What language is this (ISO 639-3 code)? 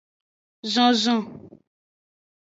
ajg